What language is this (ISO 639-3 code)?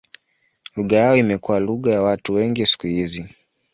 swa